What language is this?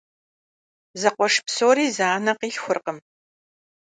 Kabardian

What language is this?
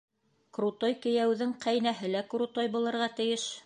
Bashkir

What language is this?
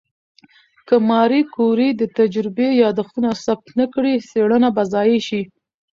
Pashto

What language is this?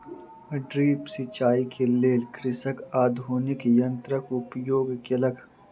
Maithili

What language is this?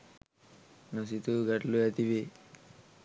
Sinhala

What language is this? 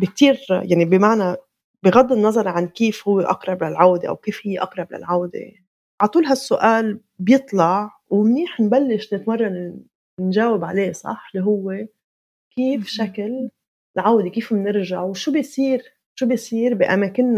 Arabic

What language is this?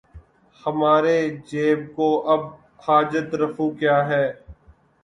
Urdu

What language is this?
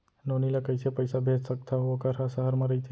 Chhattisgarhi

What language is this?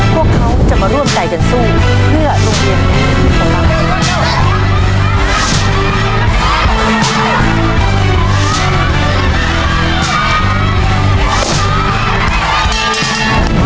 Thai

